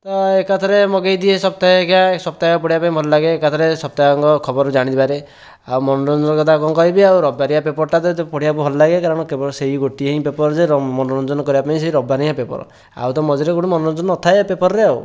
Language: Odia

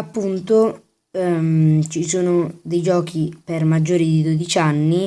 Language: Italian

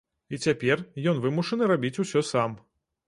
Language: Belarusian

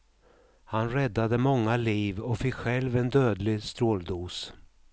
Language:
Swedish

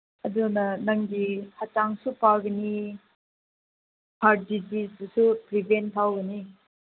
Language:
Manipuri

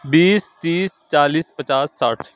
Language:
Urdu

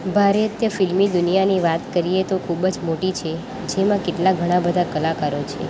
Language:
Gujarati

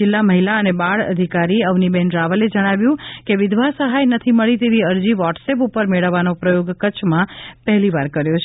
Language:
Gujarati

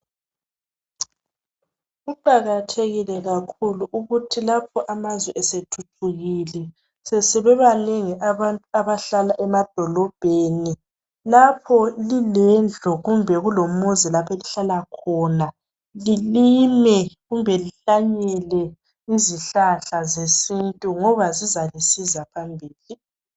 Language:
North Ndebele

